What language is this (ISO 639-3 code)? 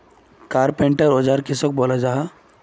mag